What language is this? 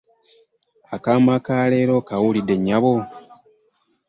Ganda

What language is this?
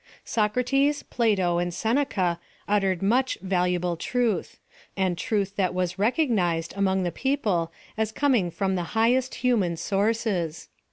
English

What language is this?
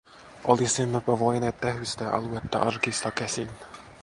Finnish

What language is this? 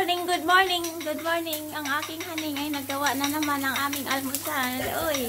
Filipino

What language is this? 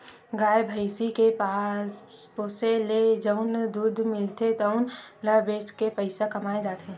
Chhattisgarhi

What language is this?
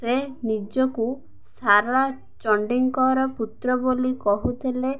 Odia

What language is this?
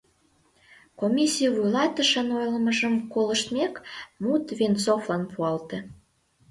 Mari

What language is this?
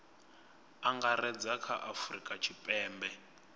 Venda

